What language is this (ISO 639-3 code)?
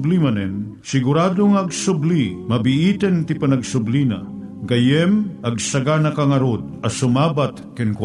fil